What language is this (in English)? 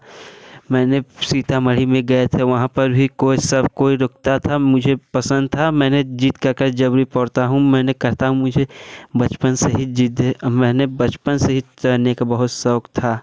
Hindi